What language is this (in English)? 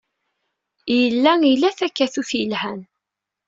Kabyle